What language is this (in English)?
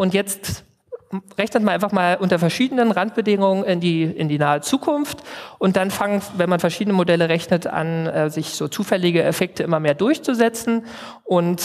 German